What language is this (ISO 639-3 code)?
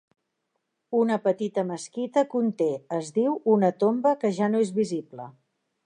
cat